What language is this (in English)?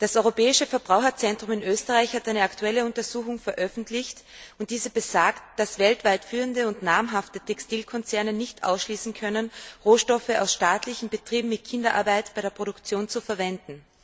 German